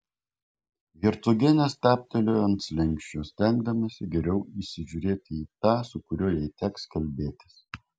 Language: Lithuanian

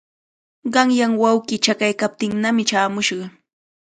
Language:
Cajatambo North Lima Quechua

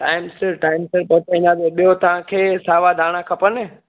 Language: Sindhi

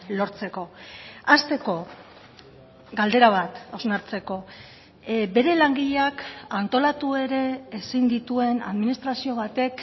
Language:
Basque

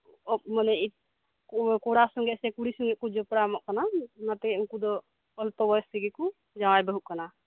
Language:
Santali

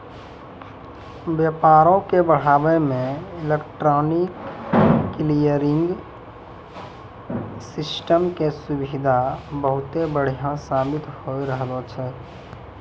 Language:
Maithili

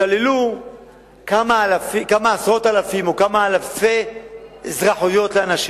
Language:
Hebrew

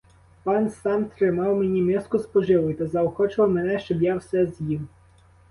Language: Ukrainian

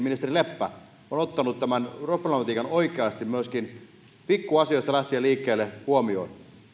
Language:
Finnish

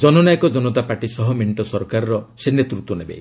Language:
Odia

